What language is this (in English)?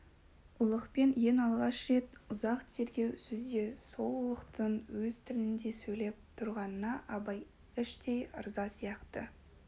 Kazakh